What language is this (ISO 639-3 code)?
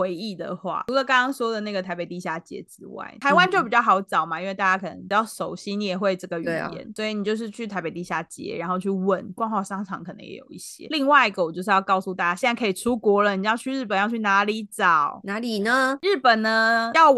zho